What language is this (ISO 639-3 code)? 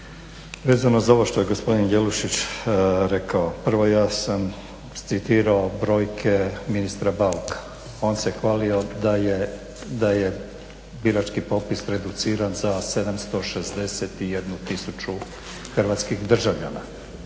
hrv